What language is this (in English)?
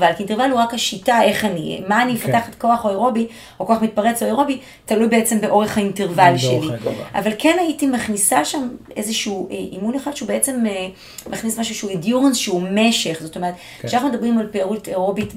Hebrew